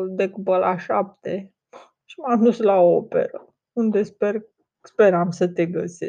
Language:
Romanian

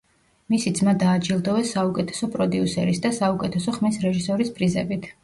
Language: Georgian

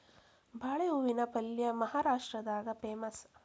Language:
Kannada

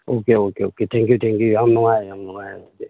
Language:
Manipuri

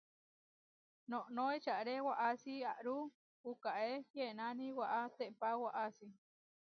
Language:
Huarijio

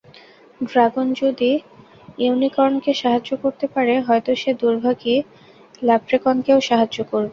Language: Bangla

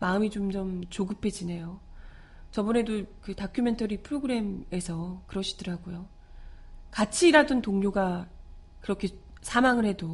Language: Korean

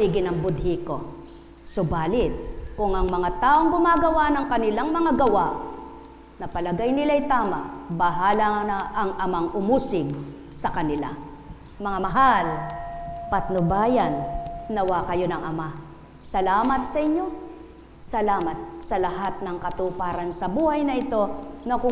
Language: Filipino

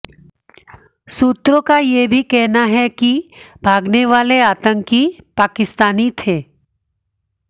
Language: Hindi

